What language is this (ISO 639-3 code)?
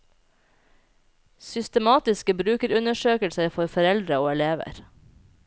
nor